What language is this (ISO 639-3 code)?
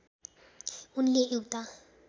nep